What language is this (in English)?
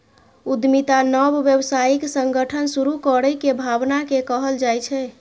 Maithili